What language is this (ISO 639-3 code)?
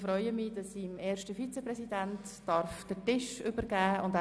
gsw